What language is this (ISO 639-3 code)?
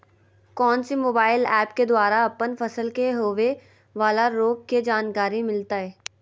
mag